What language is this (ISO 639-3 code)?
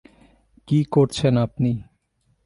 ben